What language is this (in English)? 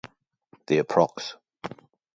English